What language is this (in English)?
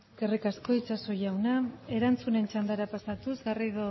Basque